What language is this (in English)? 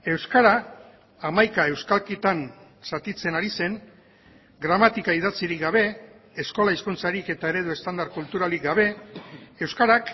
Basque